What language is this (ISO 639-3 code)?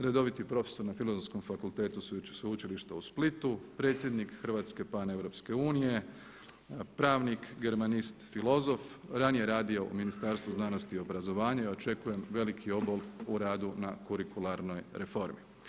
hrv